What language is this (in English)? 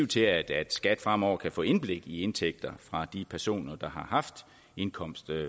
Danish